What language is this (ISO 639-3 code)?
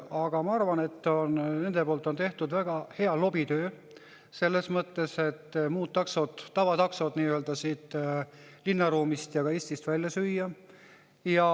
est